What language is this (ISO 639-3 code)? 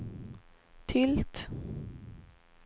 swe